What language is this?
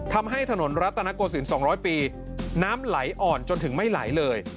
Thai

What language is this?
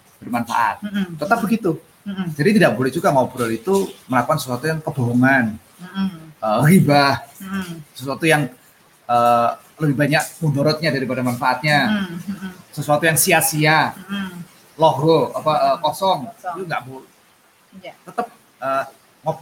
Indonesian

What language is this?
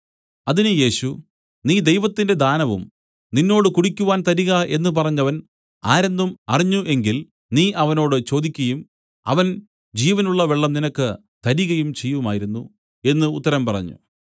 Malayalam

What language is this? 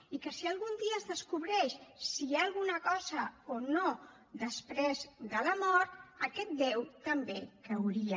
Catalan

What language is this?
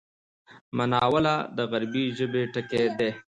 Pashto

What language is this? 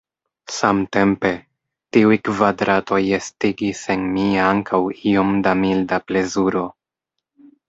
Esperanto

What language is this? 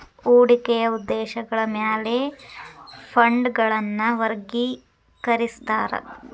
Kannada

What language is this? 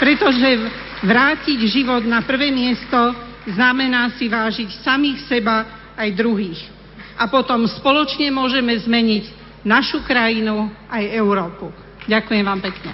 Slovak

